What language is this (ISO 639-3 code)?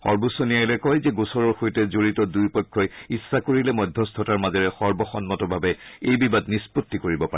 asm